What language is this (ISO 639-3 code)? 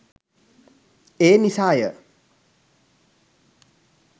sin